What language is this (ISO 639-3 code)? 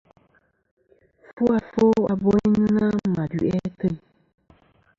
bkm